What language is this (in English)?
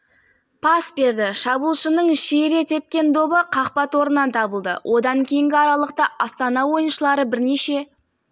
Kazakh